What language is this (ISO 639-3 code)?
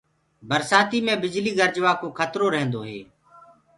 ggg